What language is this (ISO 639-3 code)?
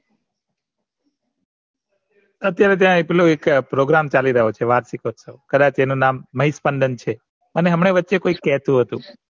guj